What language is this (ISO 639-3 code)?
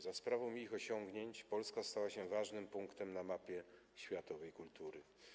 pol